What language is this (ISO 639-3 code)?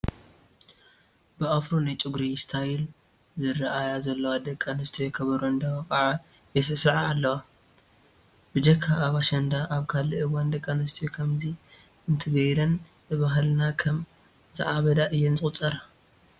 tir